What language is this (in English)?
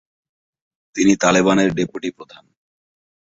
Bangla